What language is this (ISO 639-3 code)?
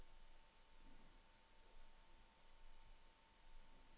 nor